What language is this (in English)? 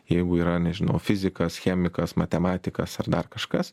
Lithuanian